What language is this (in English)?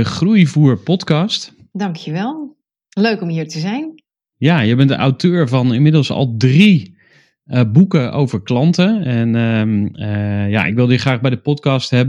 Dutch